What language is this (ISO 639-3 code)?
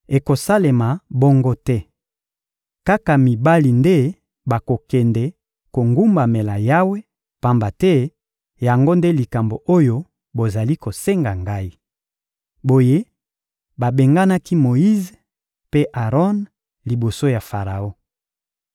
lin